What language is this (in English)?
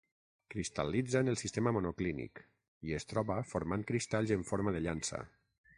Catalan